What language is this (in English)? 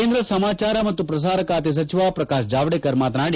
Kannada